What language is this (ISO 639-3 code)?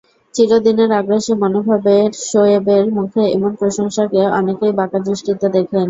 ben